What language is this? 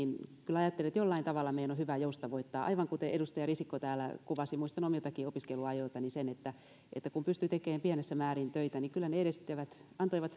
Finnish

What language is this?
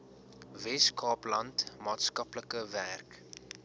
Afrikaans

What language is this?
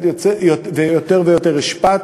Hebrew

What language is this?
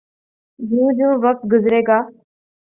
Urdu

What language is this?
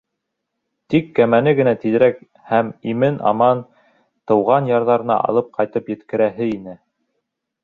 Bashkir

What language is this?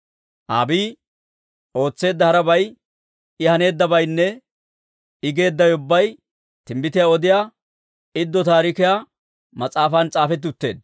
Dawro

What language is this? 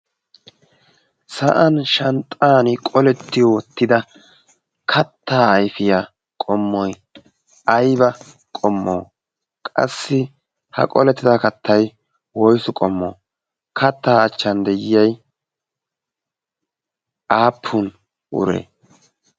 Wolaytta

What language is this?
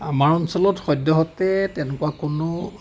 Assamese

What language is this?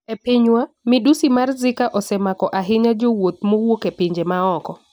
Luo (Kenya and Tanzania)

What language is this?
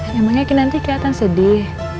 Indonesian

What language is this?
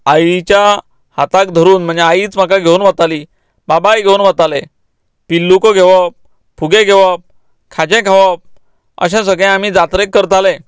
Konkani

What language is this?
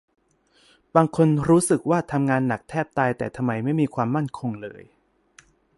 Thai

